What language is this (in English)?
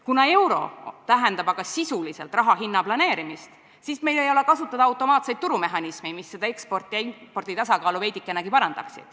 Estonian